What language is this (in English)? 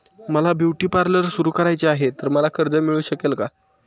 Marathi